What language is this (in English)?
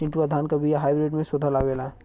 Bhojpuri